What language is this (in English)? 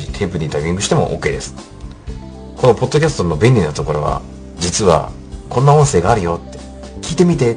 Japanese